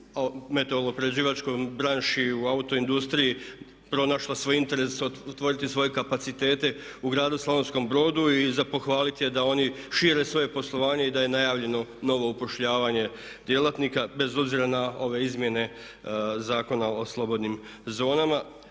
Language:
Croatian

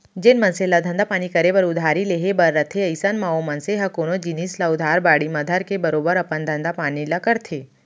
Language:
Chhattisgarhi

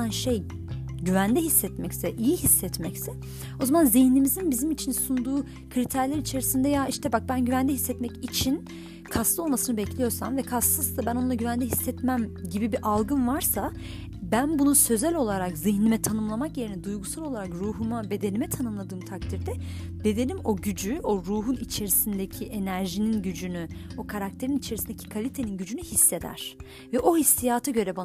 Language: Turkish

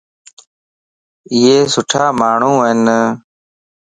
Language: Lasi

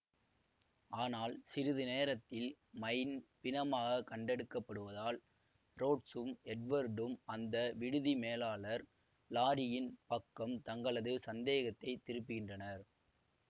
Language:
Tamil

